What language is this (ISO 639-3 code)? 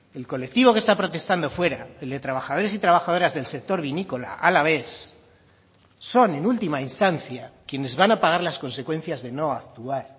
spa